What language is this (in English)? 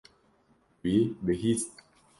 Kurdish